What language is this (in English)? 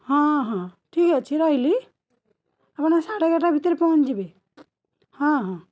Odia